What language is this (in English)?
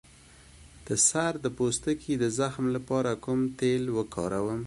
Pashto